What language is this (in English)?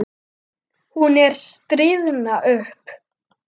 Icelandic